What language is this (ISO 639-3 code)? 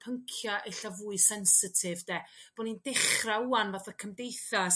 cym